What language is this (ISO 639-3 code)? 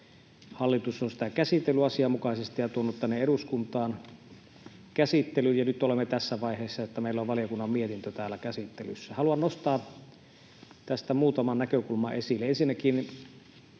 fin